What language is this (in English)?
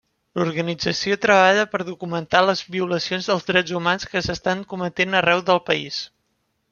Catalan